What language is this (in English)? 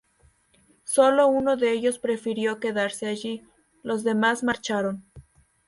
Spanish